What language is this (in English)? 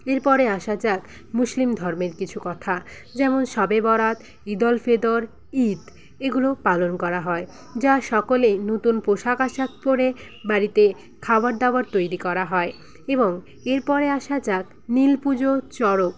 Bangla